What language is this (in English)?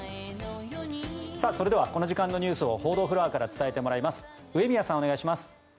Japanese